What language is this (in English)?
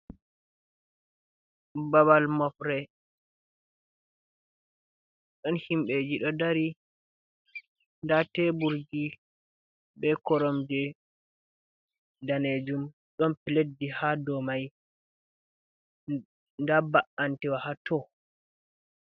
Fula